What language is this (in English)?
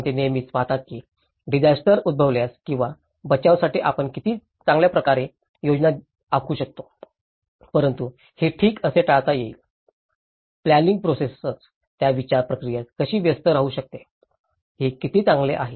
Marathi